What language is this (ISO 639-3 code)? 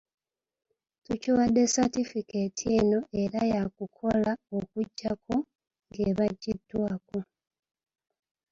lug